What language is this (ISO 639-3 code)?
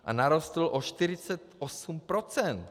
ces